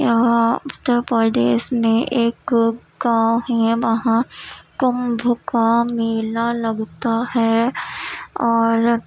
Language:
Urdu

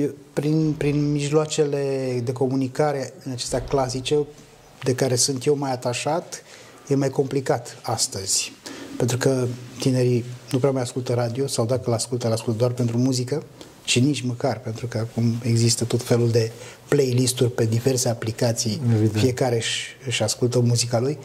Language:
Romanian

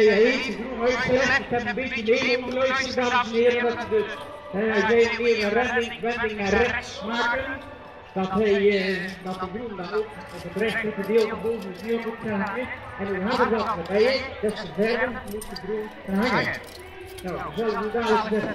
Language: Dutch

